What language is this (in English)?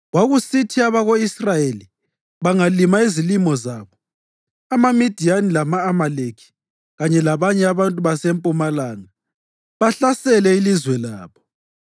North Ndebele